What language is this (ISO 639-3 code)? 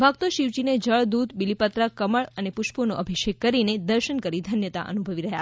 guj